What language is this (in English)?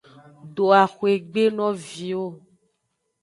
Aja (Benin)